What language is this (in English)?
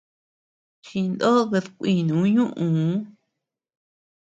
Tepeuxila Cuicatec